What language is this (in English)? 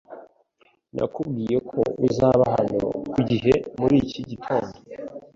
Kinyarwanda